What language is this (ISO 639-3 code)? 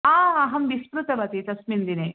san